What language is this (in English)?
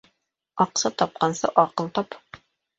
Bashkir